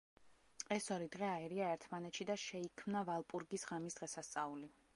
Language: Georgian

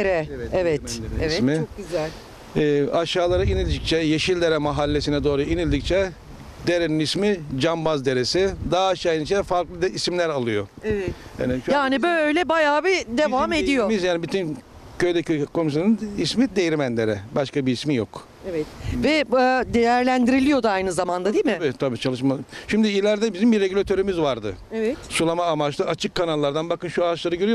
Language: Turkish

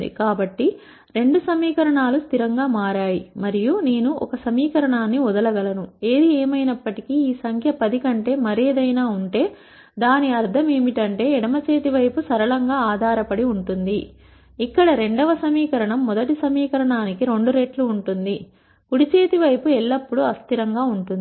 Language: Telugu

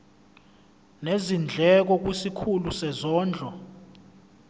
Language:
Zulu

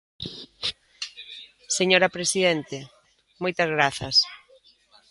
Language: Galician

